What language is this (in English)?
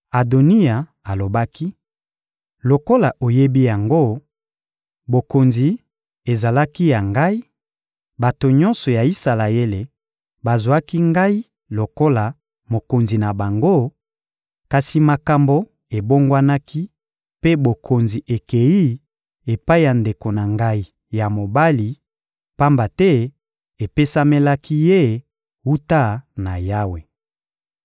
Lingala